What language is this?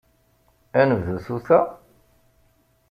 Kabyle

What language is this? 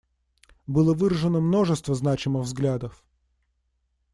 Russian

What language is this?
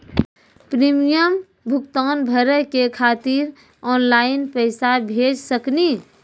Maithili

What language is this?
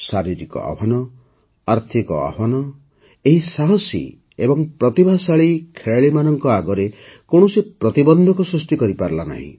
Odia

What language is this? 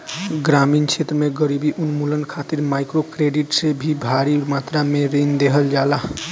Bhojpuri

